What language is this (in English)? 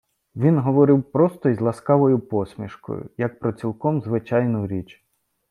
Ukrainian